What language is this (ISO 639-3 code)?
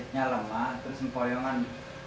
ind